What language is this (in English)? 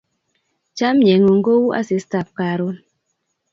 Kalenjin